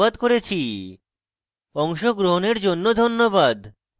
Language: Bangla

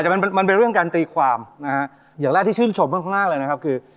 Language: Thai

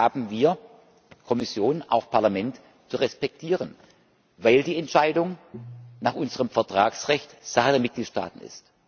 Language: German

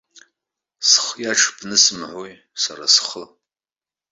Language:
Abkhazian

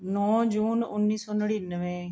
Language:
Punjabi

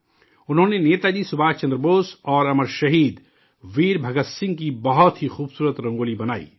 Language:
Urdu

